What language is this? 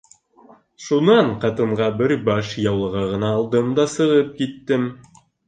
Bashkir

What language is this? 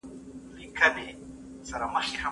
Pashto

